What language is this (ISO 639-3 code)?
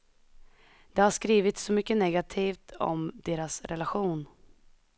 swe